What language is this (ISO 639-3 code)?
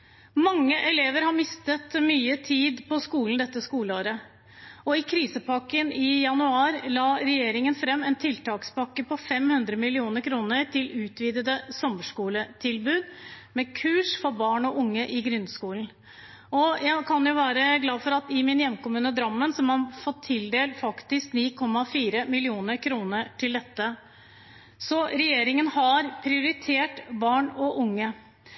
nob